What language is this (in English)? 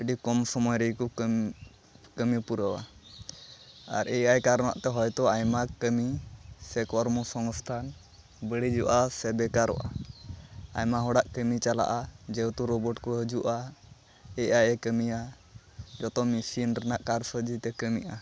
Santali